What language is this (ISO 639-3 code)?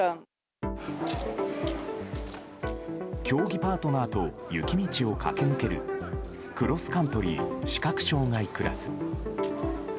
jpn